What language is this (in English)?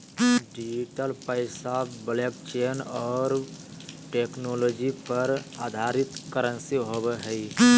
Magahi